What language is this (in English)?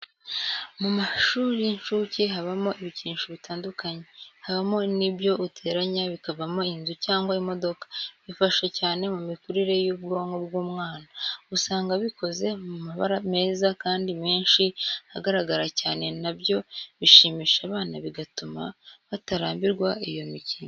Kinyarwanda